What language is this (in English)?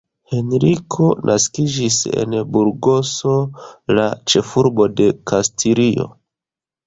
Esperanto